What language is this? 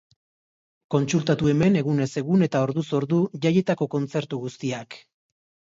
Basque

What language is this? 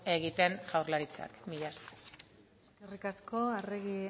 Basque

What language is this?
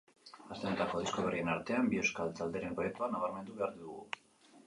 Basque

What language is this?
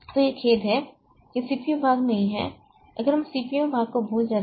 Hindi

